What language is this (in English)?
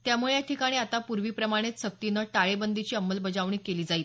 Marathi